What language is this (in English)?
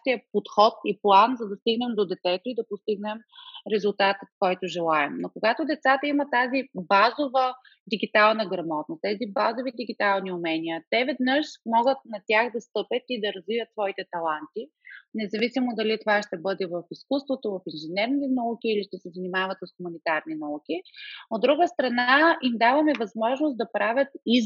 Bulgarian